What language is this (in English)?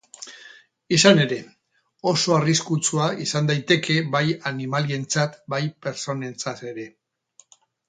Basque